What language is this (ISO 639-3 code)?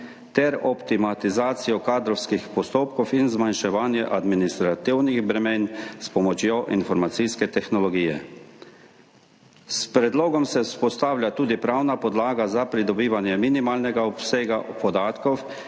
slv